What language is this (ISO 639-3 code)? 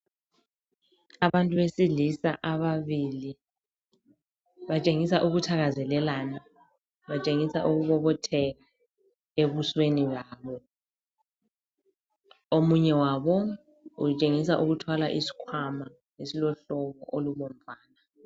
nde